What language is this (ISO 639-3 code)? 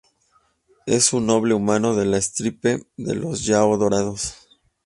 spa